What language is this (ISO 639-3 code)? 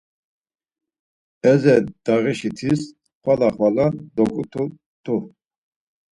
lzz